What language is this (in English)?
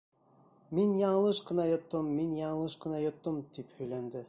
Bashkir